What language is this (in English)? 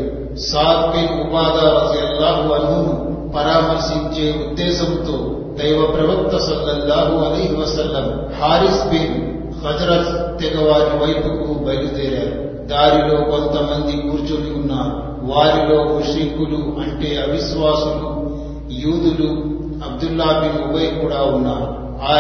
Telugu